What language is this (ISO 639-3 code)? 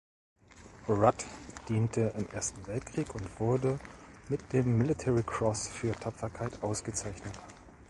deu